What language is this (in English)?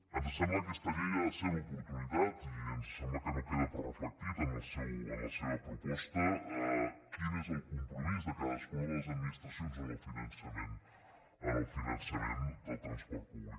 Catalan